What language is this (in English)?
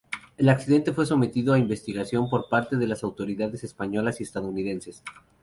Spanish